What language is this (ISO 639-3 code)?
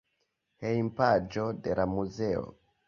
epo